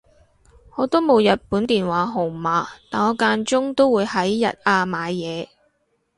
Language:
Cantonese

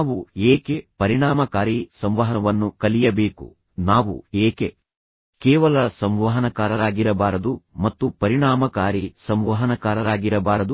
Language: Kannada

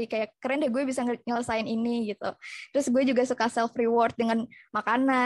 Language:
Indonesian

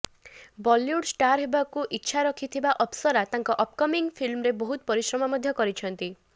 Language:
Odia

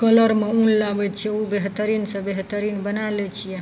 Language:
Maithili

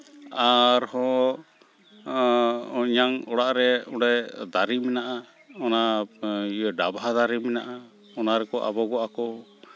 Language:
Santali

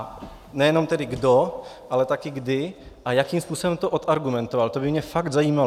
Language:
Czech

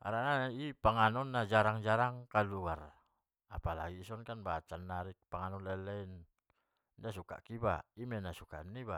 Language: Batak Mandailing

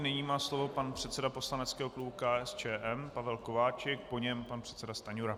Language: Czech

